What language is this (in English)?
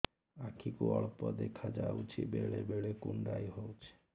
Odia